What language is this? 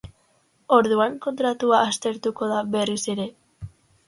Basque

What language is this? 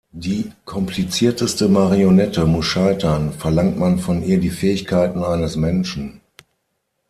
German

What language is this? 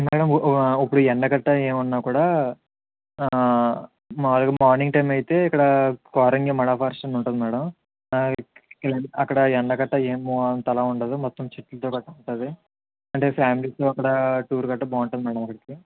Telugu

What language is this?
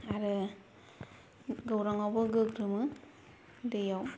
Bodo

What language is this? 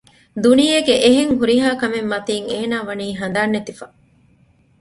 Divehi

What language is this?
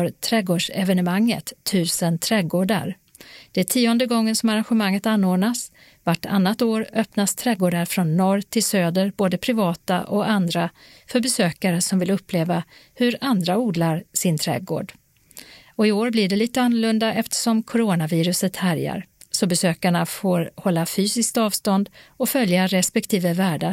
Swedish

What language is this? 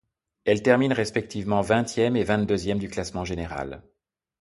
French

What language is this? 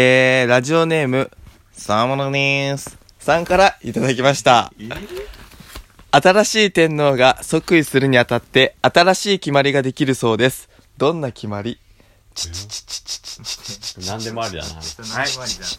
Japanese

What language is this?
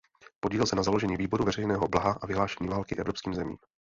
Czech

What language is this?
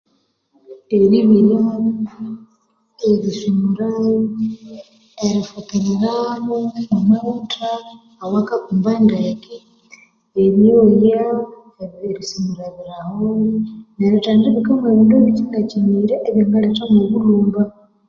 Konzo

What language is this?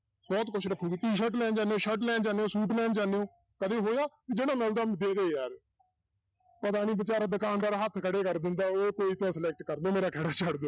Punjabi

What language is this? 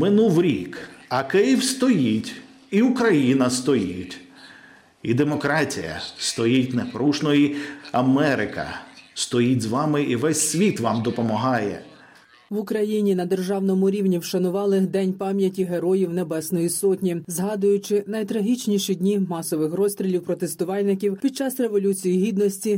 Ukrainian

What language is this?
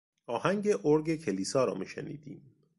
Persian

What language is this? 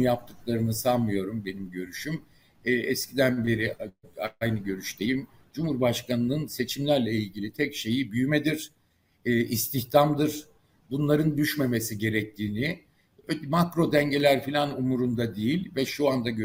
Turkish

